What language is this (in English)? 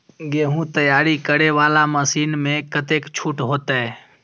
Maithili